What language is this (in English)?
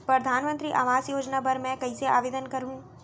Chhattisgarhi